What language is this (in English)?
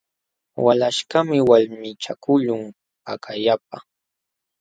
Jauja Wanca Quechua